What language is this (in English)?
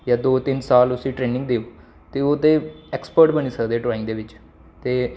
Dogri